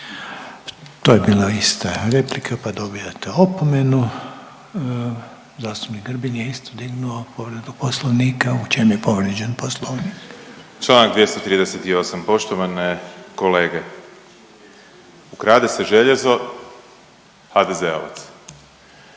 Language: Croatian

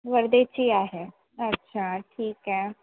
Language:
Marathi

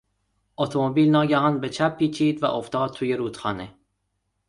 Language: Persian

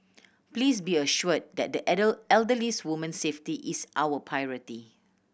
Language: English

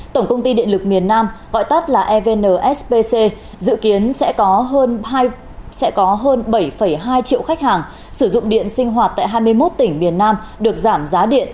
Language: Vietnamese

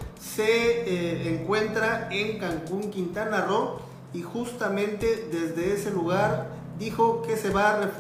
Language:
Spanish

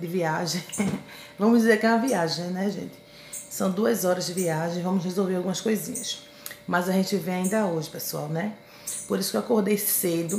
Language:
Portuguese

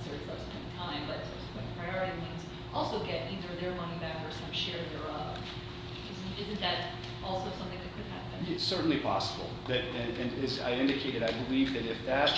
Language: English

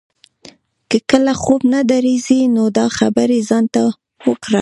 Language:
Pashto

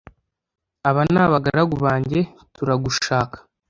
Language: Kinyarwanda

